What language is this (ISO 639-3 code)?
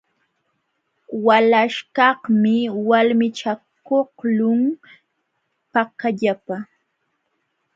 qxw